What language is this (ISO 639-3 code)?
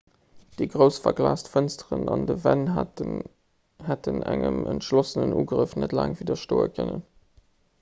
ltz